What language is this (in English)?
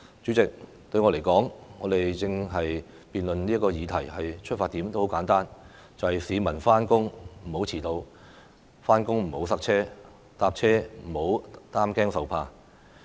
Cantonese